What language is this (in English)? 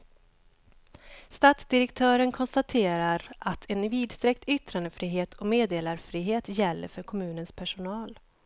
Swedish